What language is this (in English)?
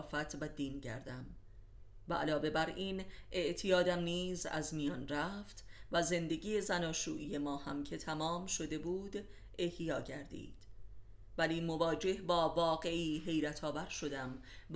Persian